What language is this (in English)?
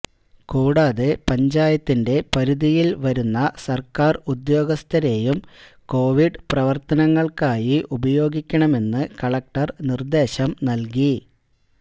Malayalam